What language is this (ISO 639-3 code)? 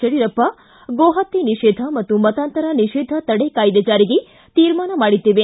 kan